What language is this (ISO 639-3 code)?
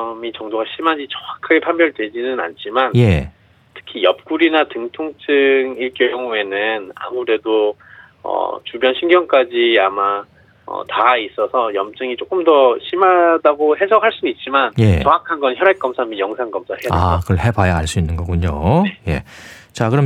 kor